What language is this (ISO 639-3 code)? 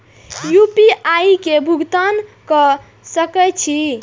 mai